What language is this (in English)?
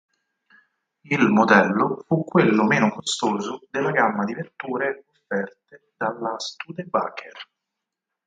Italian